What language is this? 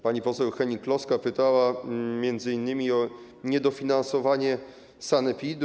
Polish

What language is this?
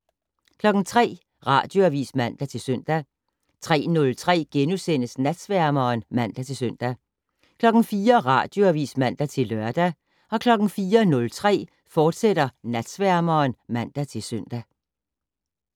Danish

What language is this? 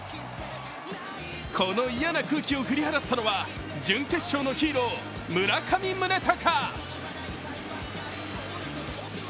Japanese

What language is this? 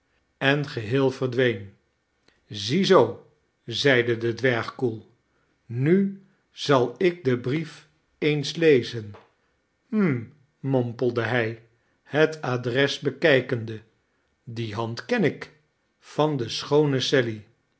Dutch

